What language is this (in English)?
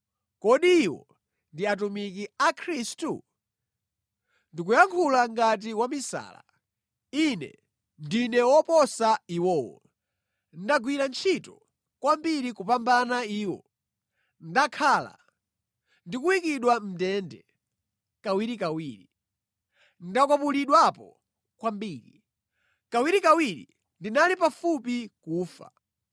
Nyanja